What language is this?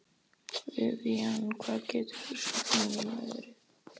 Icelandic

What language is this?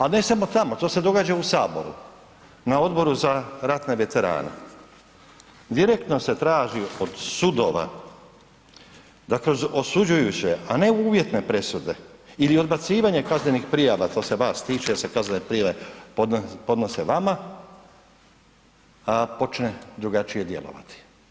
Croatian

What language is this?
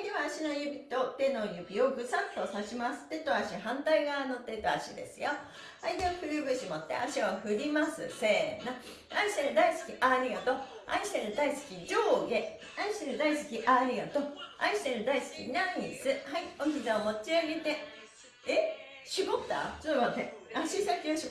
Japanese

